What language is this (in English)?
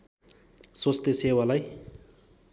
Nepali